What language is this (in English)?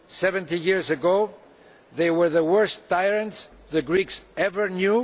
English